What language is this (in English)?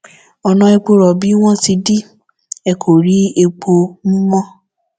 Yoruba